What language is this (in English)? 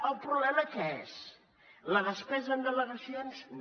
Catalan